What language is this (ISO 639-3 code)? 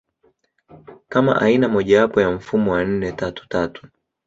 swa